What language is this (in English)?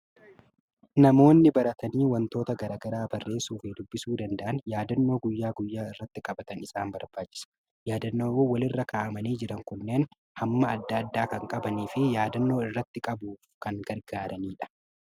Oromo